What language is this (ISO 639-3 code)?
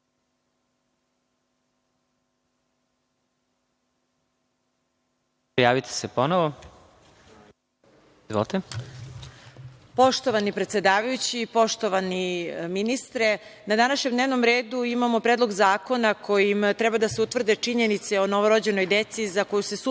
srp